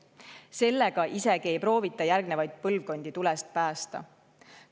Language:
Estonian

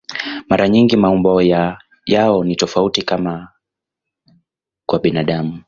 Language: Swahili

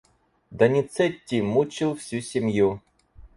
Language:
Russian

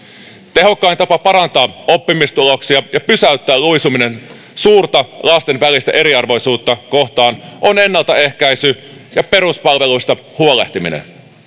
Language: Finnish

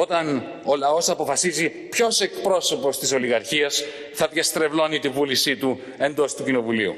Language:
Greek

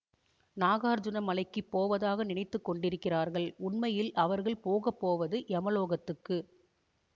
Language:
Tamil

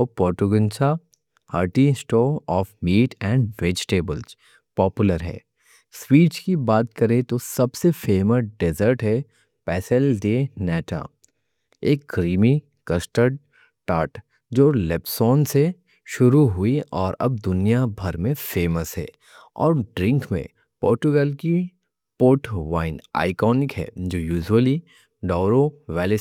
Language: Deccan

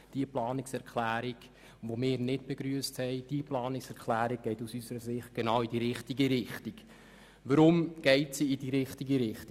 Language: Swiss German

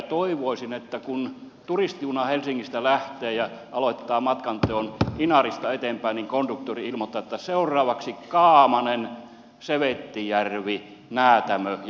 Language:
Finnish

